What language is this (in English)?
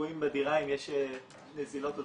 Hebrew